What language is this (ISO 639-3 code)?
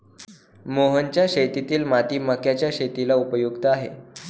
mar